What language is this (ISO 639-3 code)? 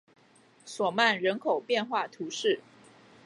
zho